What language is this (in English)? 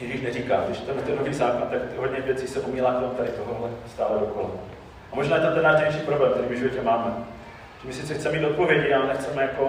Czech